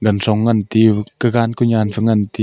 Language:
Wancho Naga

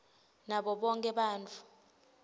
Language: Swati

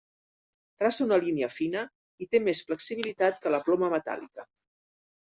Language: Catalan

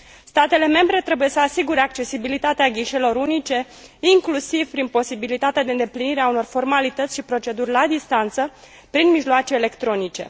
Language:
Romanian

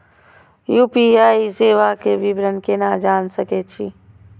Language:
Maithili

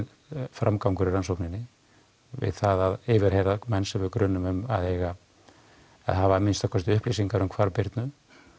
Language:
Icelandic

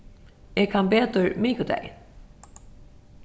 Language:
Faroese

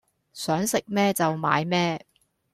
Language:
Cantonese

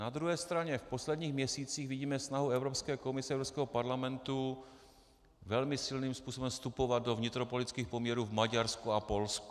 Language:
Czech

